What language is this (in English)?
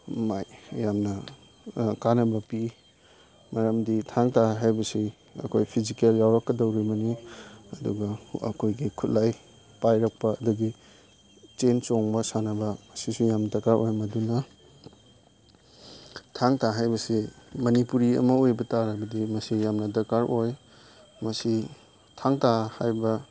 Manipuri